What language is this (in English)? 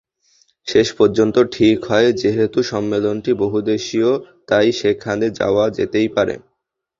Bangla